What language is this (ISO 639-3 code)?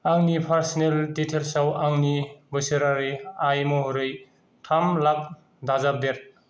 brx